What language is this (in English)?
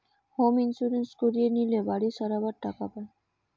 Bangla